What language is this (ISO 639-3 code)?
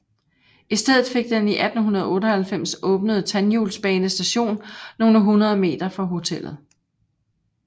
dan